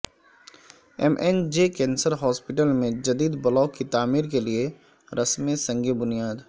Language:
Urdu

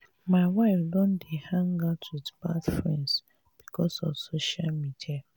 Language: Nigerian Pidgin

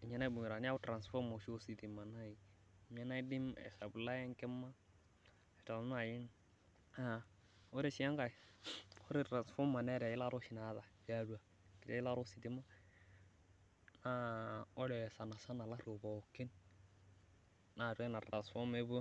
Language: Masai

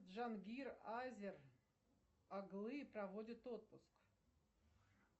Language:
Russian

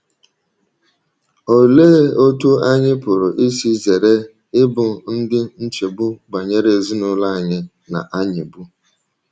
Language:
Igbo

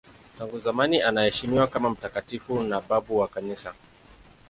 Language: Swahili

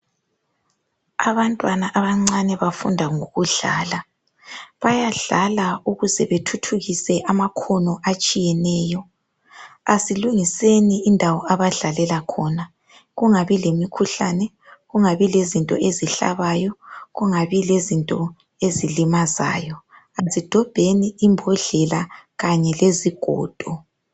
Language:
North Ndebele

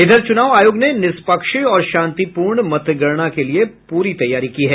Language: Hindi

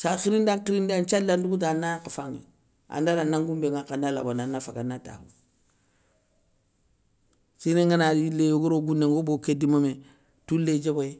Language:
Soninke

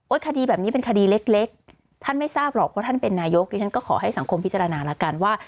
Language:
Thai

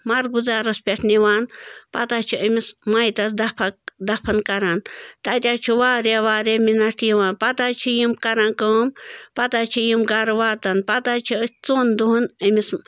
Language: Kashmiri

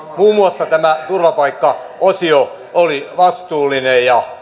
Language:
Finnish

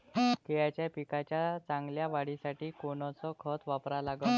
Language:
Marathi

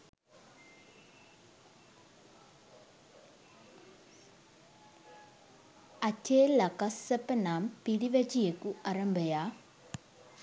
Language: Sinhala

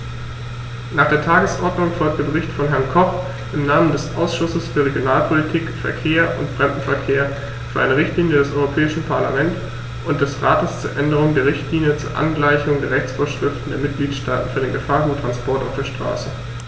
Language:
German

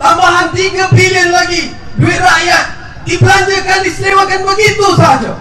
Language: Malay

